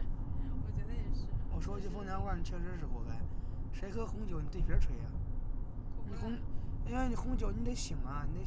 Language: Chinese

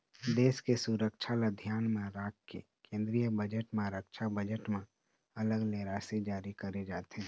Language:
Chhattisgarhi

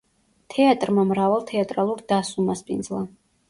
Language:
Georgian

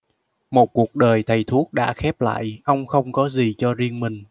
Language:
Vietnamese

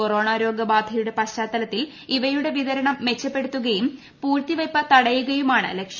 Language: Malayalam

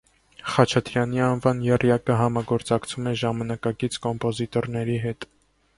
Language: Armenian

